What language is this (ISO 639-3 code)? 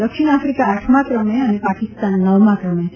guj